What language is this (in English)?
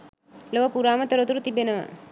Sinhala